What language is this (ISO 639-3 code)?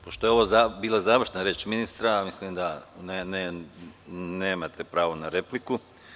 srp